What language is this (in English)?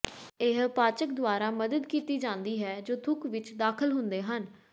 Punjabi